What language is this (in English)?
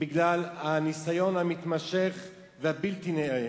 Hebrew